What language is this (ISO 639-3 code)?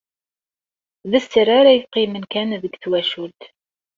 kab